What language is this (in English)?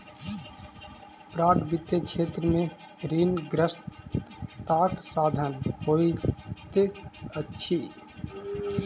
Maithili